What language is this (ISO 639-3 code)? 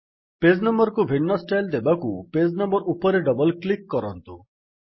ori